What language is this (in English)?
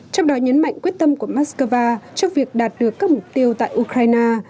Vietnamese